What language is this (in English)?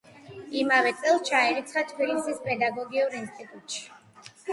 Georgian